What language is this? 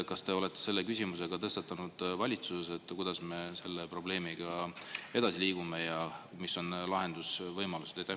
Estonian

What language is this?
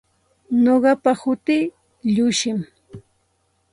Santa Ana de Tusi Pasco Quechua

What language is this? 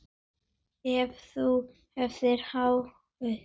Icelandic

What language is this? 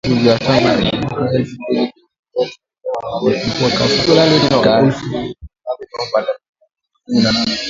Swahili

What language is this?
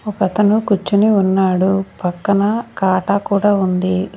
Telugu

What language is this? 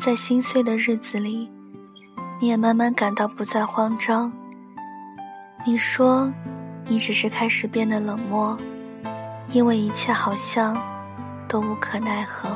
Chinese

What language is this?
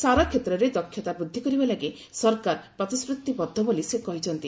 Odia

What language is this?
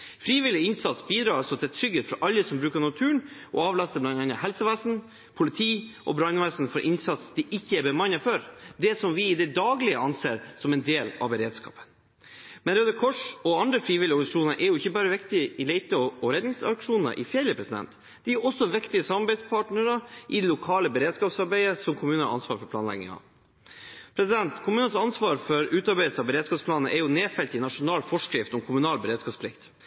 Norwegian Bokmål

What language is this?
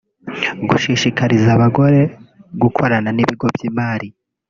Kinyarwanda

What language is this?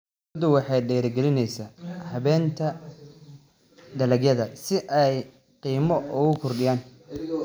Somali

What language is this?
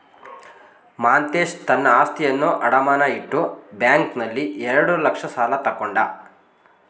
Kannada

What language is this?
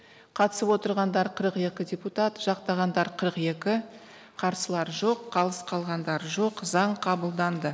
Kazakh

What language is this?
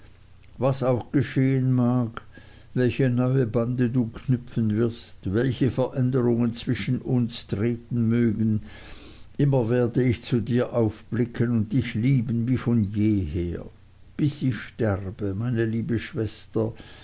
German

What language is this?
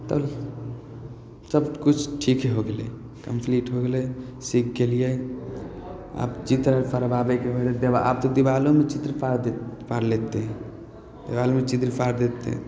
Maithili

